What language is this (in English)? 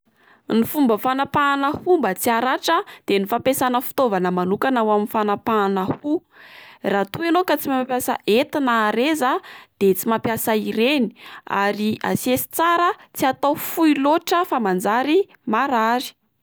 Malagasy